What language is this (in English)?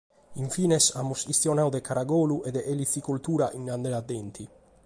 Sardinian